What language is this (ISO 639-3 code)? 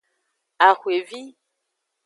ajg